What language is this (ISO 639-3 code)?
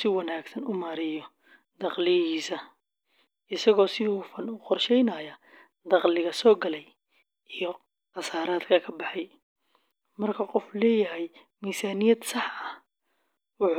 som